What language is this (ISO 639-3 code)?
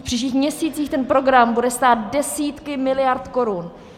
ces